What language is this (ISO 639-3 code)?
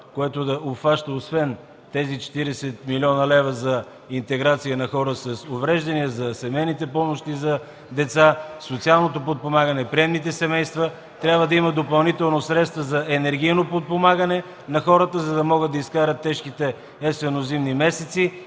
bul